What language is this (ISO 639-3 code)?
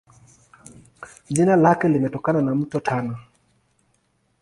swa